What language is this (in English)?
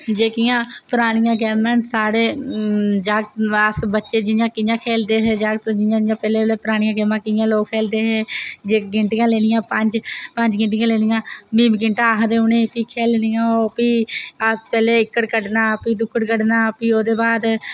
Dogri